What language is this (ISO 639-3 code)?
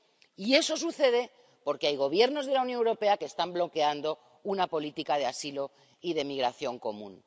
spa